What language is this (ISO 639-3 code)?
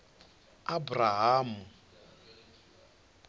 ven